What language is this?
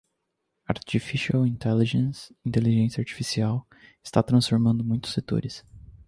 Portuguese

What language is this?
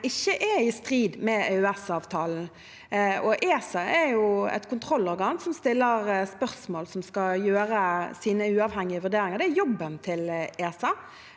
Norwegian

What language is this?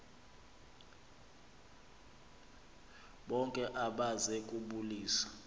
Xhosa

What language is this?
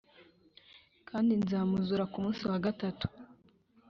Kinyarwanda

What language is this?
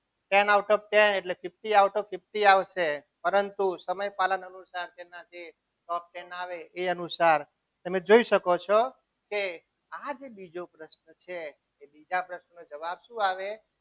Gujarati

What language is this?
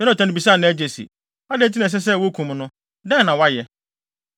Akan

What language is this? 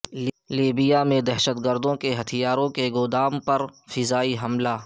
Urdu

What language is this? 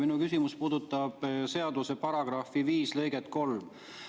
Estonian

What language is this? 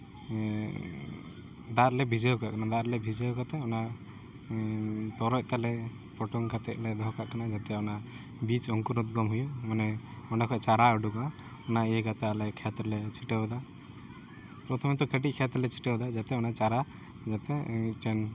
Santali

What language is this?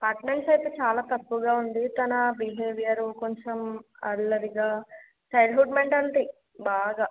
Telugu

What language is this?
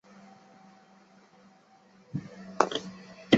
Chinese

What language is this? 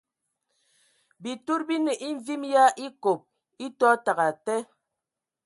Ewondo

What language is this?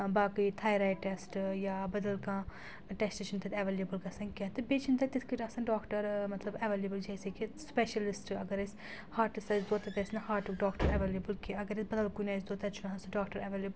Kashmiri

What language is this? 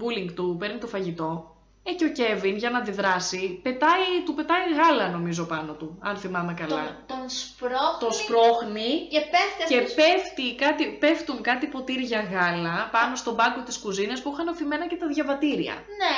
Greek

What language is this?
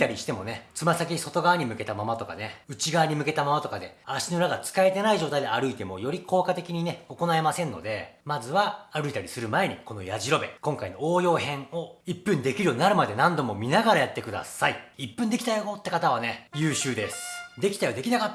Japanese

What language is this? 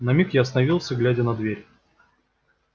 Russian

